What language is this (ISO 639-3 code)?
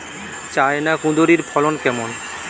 ben